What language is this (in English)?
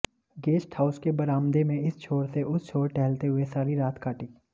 Hindi